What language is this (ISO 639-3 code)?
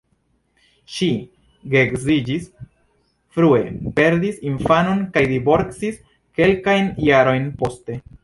epo